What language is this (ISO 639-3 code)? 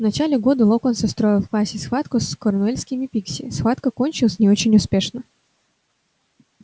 rus